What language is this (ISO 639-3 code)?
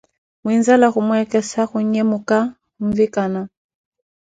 eko